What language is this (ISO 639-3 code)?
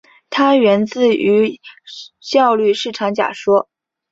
zho